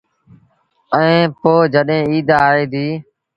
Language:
Sindhi Bhil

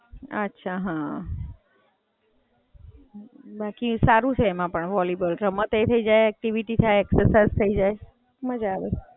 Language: Gujarati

